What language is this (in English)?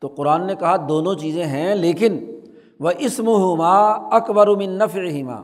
Urdu